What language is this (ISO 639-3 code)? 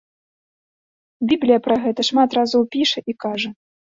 bel